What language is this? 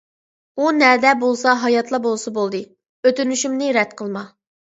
Uyghur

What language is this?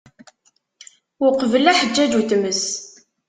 Kabyle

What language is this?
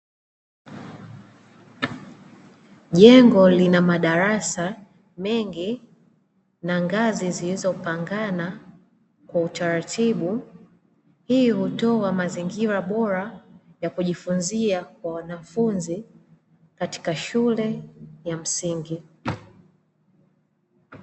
Swahili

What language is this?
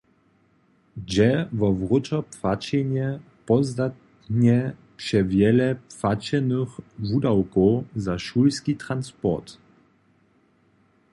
Upper Sorbian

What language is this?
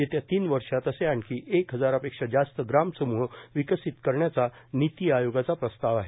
Marathi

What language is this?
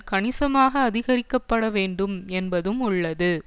Tamil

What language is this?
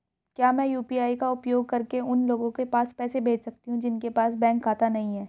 Hindi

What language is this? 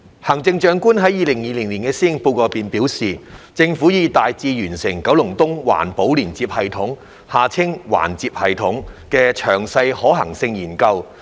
Cantonese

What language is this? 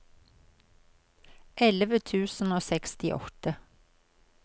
Norwegian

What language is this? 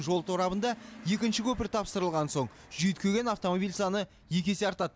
Kazakh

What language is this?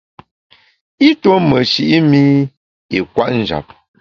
Bamun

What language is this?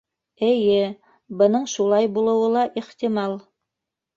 Bashkir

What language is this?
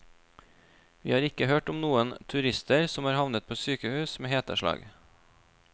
Norwegian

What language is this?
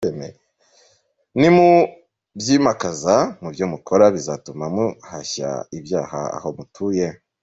Kinyarwanda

